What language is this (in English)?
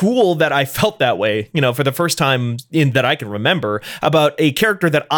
English